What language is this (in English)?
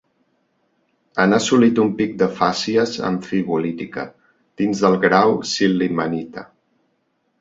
Catalan